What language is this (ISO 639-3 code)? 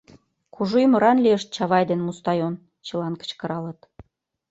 chm